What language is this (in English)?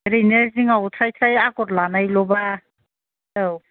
Bodo